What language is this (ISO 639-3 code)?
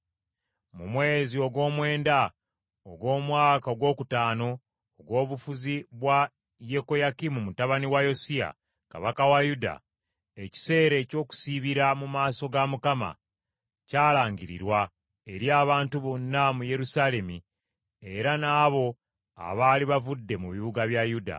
lug